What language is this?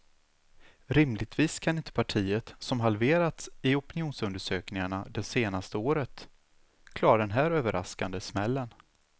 Swedish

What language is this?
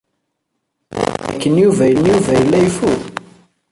Kabyle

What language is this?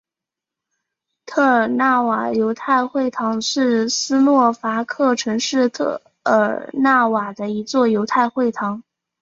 Chinese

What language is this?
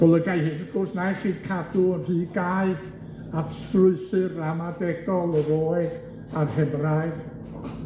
Welsh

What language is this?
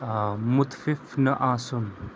Kashmiri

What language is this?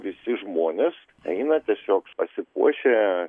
Lithuanian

